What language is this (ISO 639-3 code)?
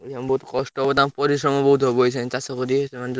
ori